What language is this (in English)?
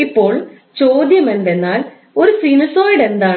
Malayalam